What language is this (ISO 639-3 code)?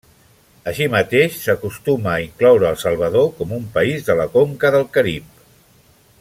cat